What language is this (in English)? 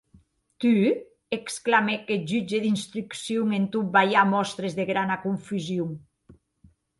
Occitan